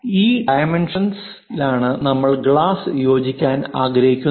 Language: Malayalam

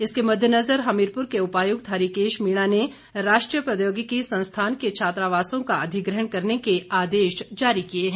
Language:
Hindi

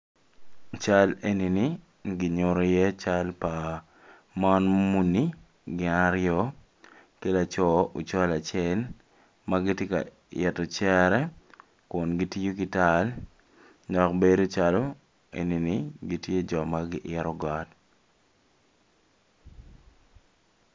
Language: Acoli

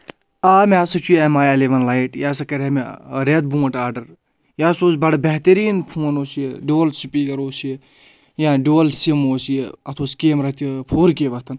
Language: Kashmiri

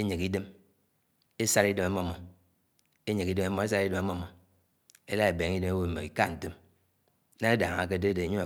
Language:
Anaang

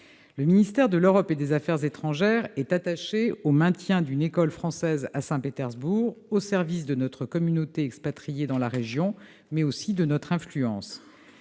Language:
French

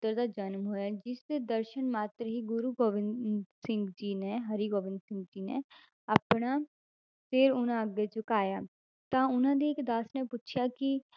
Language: Punjabi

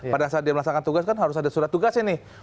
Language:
Indonesian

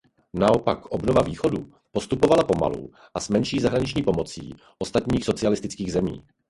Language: Czech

